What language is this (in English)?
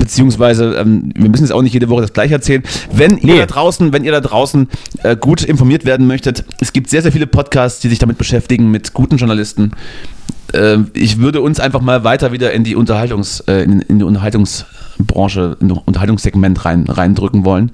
German